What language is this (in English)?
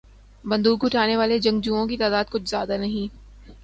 Urdu